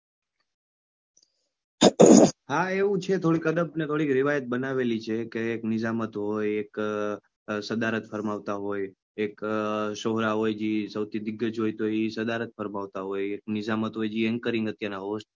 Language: Gujarati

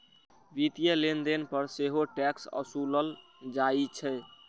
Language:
Maithili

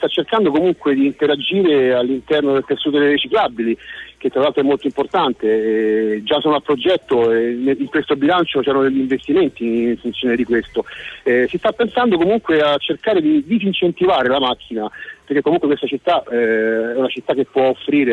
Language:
Italian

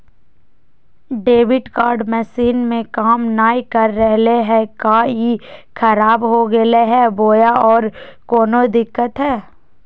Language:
Magahi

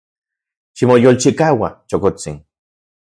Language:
Central Puebla Nahuatl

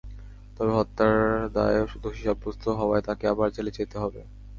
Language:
Bangla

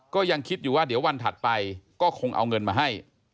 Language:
Thai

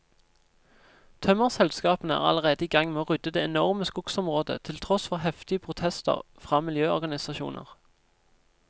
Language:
Norwegian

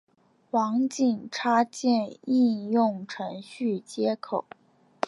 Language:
Chinese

